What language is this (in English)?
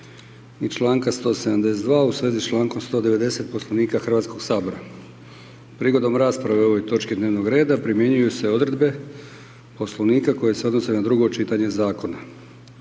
Croatian